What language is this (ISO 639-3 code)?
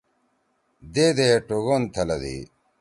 trw